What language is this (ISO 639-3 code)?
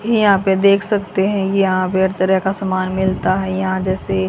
hin